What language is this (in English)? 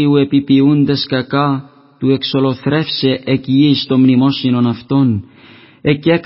Greek